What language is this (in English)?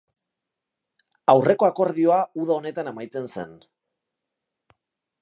Basque